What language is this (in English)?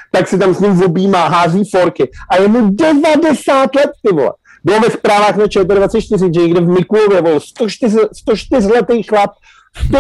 Czech